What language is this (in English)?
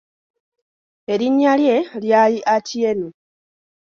Ganda